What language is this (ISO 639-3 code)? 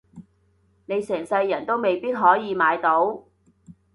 yue